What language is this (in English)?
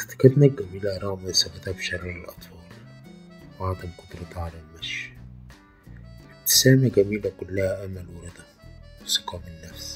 Arabic